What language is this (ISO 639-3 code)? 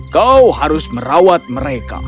ind